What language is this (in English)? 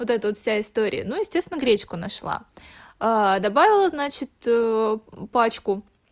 Russian